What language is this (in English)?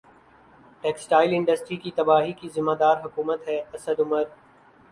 Urdu